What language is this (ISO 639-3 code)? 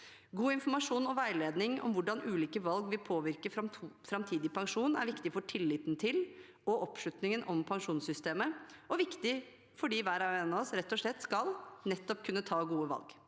nor